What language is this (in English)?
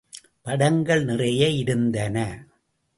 Tamil